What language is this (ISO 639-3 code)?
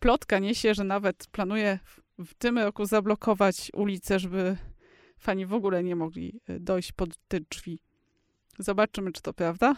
pol